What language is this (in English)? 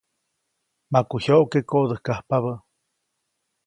Copainalá Zoque